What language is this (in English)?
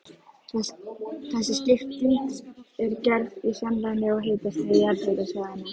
Icelandic